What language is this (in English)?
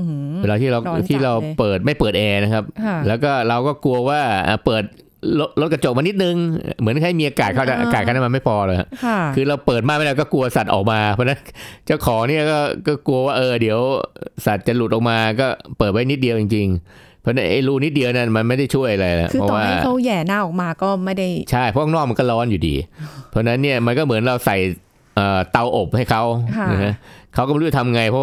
Thai